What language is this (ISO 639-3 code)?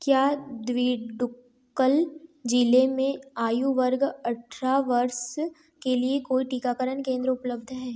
hin